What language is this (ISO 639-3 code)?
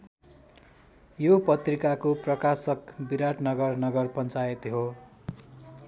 nep